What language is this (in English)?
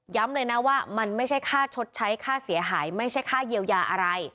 Thai